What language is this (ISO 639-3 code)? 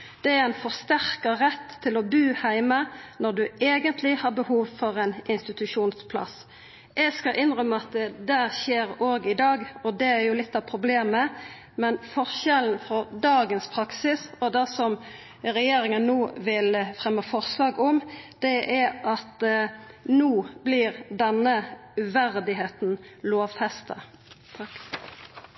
nno